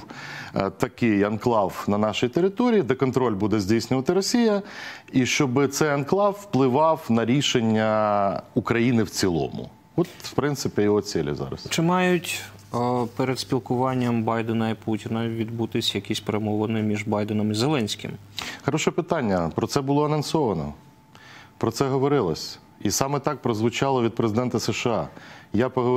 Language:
Ukrainian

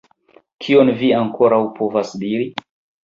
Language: Esperanto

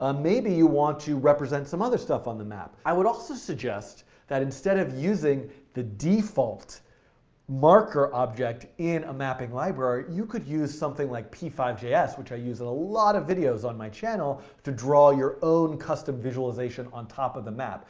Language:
English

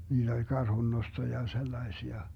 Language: Finnish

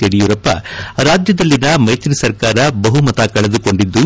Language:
Kannada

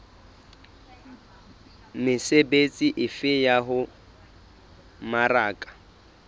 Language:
Southern Sotho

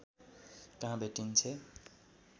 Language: Nepali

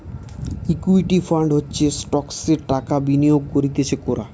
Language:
Bangla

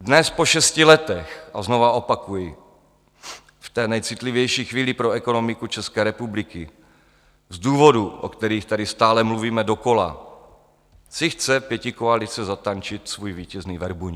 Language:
Czech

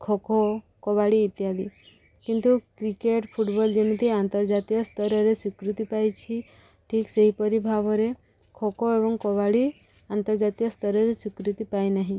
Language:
Odia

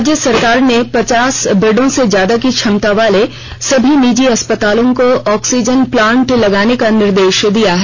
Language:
Hindi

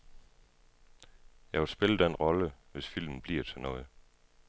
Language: Danish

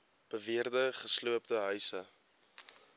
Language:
Afrikaans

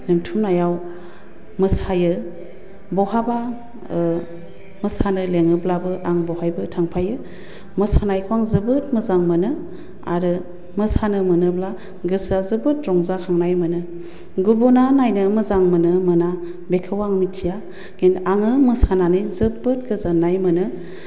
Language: Bodo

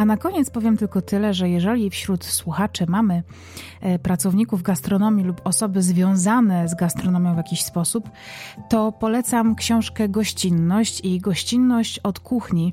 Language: Polish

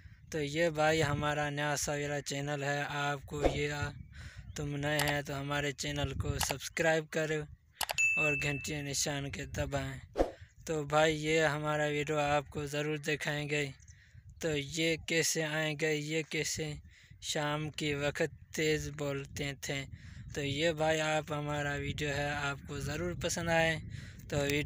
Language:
Hindi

